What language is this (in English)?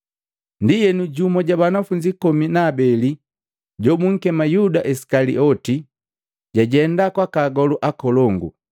Matengo